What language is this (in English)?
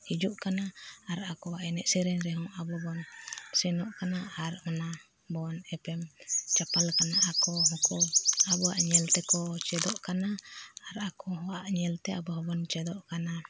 Santali